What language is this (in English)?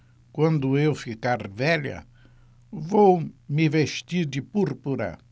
Portuguese